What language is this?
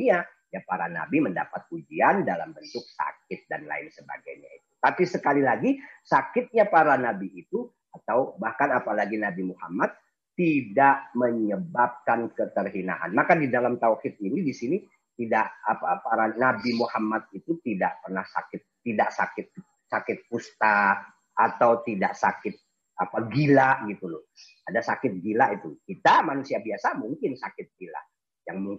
Indonesian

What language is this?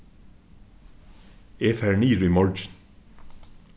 Faroese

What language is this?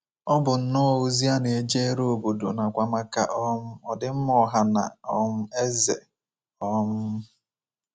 Igbo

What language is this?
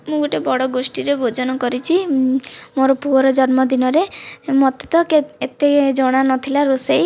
Odia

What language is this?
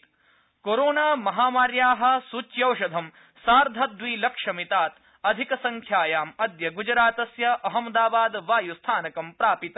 Sanskrit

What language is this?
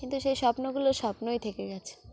Bangla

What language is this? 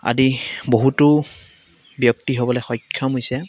Assamese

